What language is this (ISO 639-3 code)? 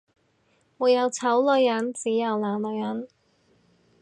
yue